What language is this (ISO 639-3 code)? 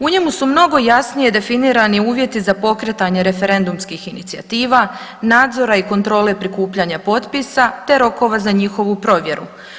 hrv